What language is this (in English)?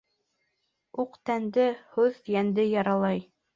Bashkir